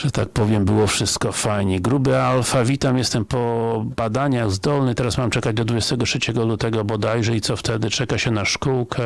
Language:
Polish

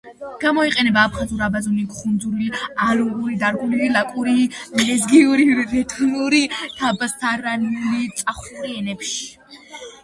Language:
Georgian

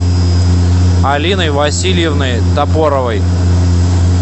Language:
Russian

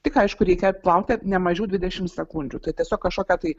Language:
Lithuanian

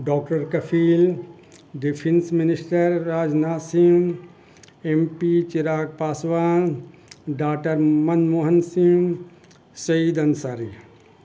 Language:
Urdu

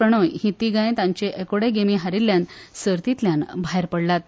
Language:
Konkani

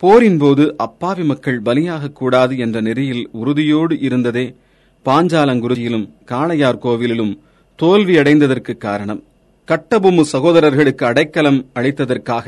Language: Tamil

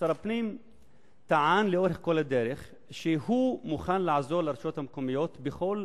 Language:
Hebrew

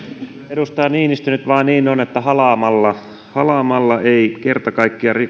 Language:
Finnish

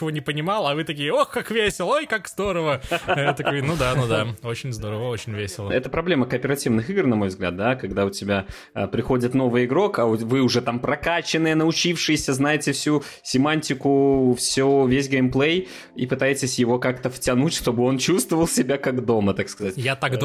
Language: Russian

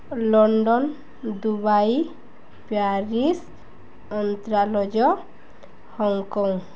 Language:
Odia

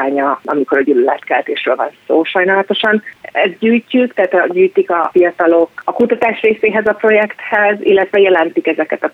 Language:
Hungarian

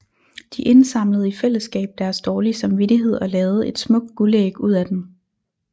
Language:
Danish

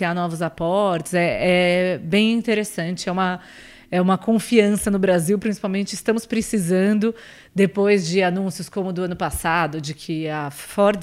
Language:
Portuguese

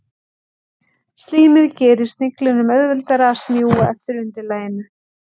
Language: Icelandic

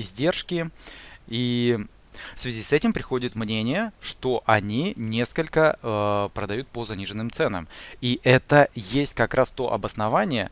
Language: Russian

